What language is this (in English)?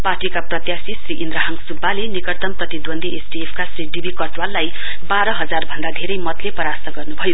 Nepali